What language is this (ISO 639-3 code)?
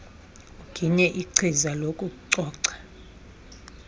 xho